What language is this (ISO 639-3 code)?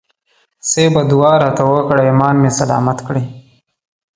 pus